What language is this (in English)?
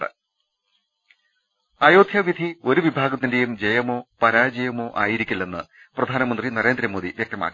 Malayalam